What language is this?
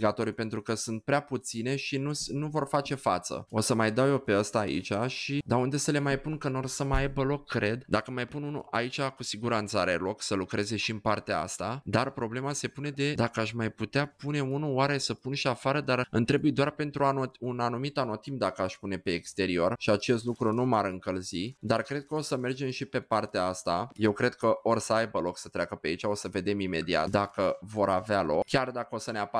Romanian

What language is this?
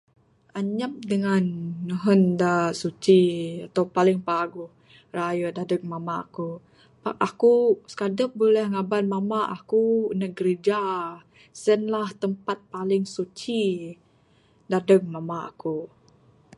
Bukar-Sadung Bidayuh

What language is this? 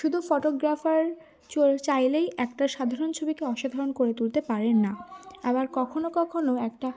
Bangla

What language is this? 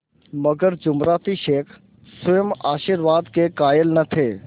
Hindi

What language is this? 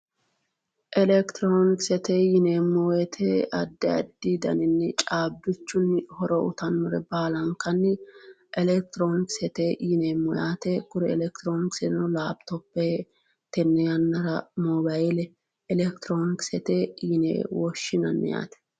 Sidamo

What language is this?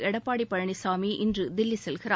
Tamil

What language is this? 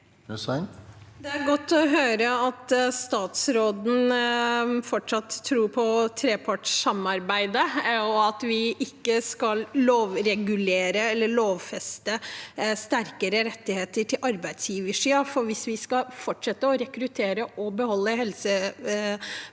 Norwegian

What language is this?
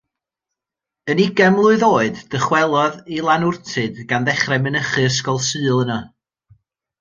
Welsh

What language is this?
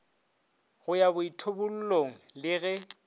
Northern Sotho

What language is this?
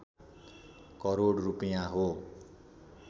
Nepali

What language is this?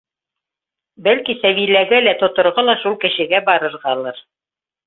Bashkir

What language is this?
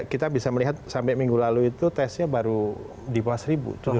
Indonesian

